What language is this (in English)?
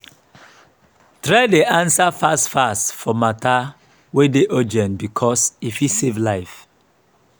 Nigerian Pidgin